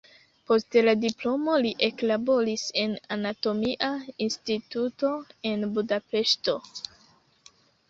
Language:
Esperanto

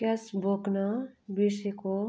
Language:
Nepali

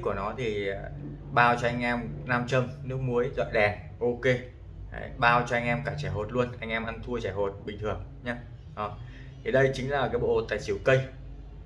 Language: Vietnamese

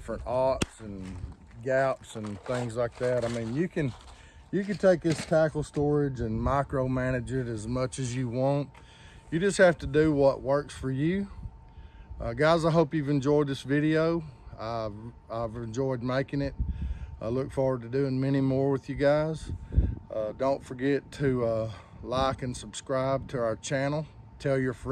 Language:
English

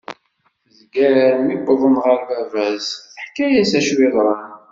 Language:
Kabyle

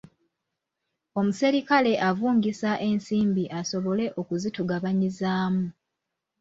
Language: Ganda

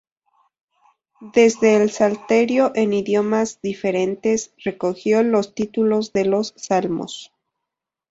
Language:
Spanish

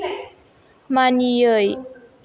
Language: Bodo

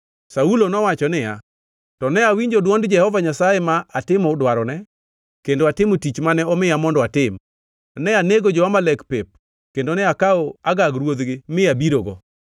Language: Luo (Kenya and Tanzania)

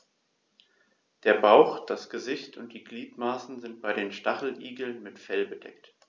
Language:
German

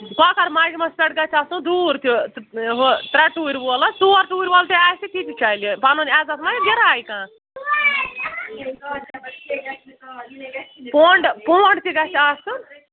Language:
Kashmiri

